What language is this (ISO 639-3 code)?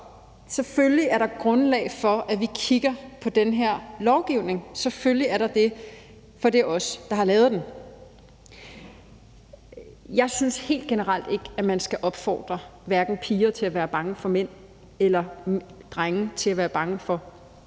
dan